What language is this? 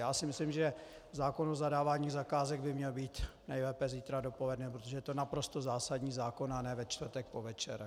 Czech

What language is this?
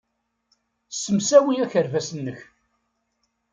Kabyle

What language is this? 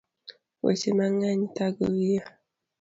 Luo (Kenya and Tanzania)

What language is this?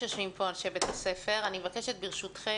Hebrew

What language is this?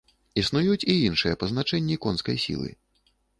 Belarusian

